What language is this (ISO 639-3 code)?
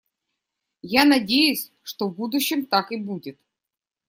rus